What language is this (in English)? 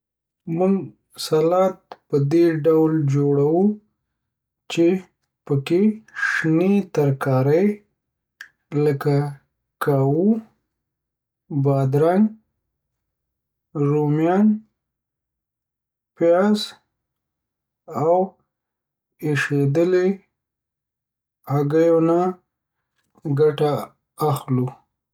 Pashto